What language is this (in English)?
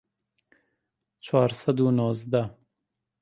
Central Kurdish